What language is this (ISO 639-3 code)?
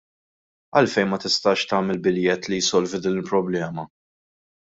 mlt